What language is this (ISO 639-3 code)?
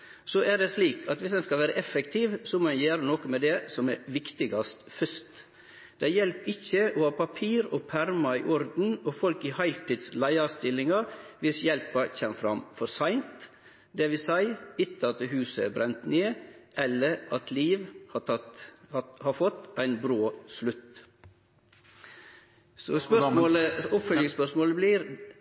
nno